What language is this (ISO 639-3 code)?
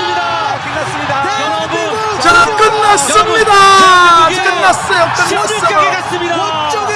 kor